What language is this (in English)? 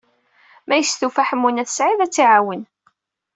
Kabyle